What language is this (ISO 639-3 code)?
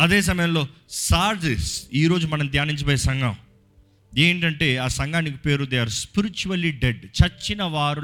tel